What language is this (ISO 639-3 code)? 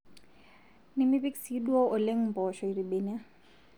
mas